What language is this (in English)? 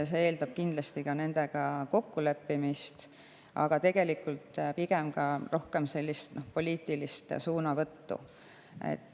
Estonian